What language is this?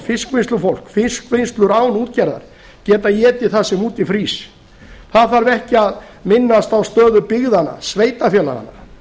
Icelandic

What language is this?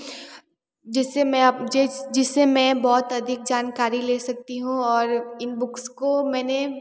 Hindi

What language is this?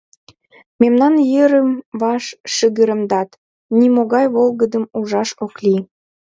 Mari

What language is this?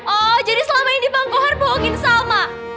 Indonesian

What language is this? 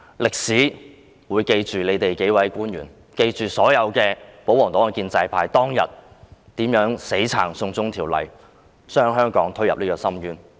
Cantonese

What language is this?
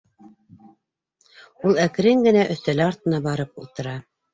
Bashkir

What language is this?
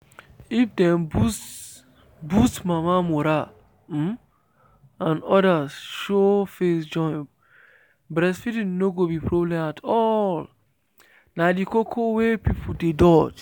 Nigerian Pidgin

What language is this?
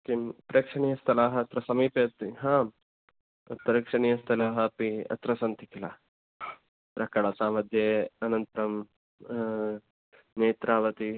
Sanskrit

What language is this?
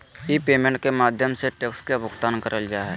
Magahi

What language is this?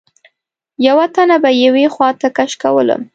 Pashto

